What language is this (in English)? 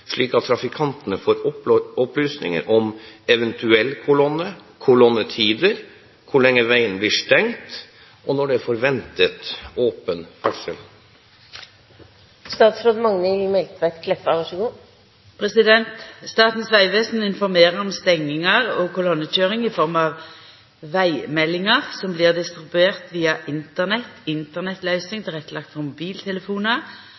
Norwegian